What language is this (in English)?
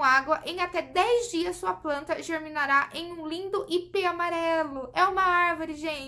Portuguese